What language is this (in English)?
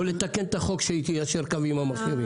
Hebrew